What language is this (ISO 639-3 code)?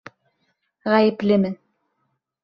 bak